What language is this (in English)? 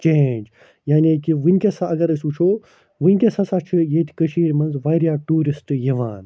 Kashmiri